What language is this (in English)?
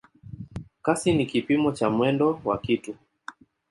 Swahili